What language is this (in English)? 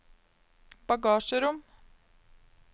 Norwegian